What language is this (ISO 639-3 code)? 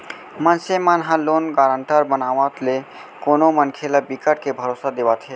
hne